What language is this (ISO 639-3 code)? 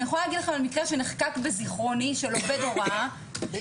heb